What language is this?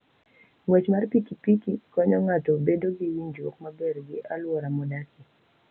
Luo (Kenya and Tanzania)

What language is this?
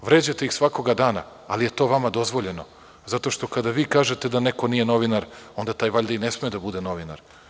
Serbian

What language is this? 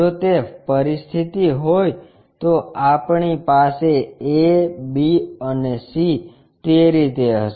Gujarati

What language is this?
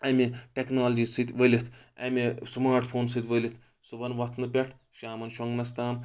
Kashmiri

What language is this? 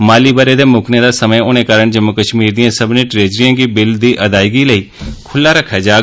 Dogri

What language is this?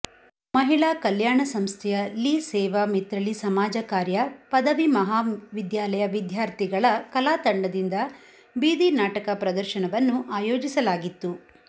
Kannada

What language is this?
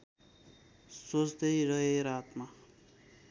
Nepali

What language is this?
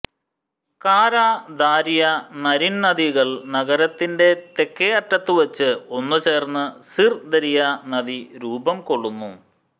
Malayalam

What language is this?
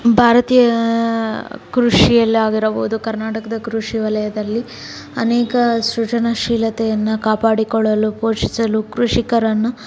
Kannada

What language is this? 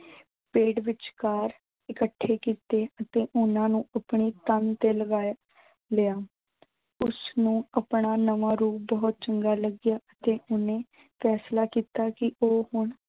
Punjabi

